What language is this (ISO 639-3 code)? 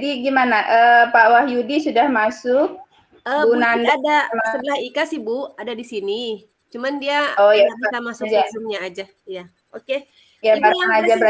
ind